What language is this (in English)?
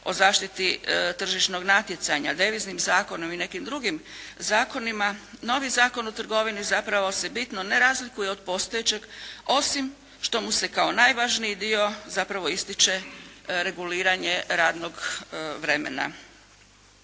Croatian